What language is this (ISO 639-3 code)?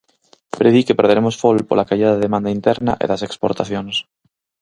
glg